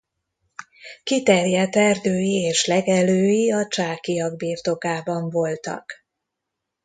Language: Hungarian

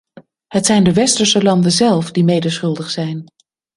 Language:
Dutch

